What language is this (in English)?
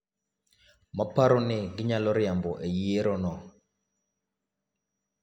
Luo (Kenya and Tanzania)